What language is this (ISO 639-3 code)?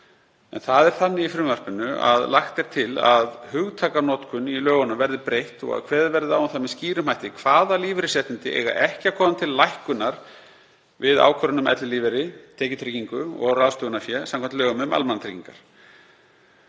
isl